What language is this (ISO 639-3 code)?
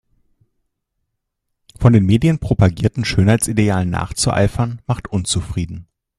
deu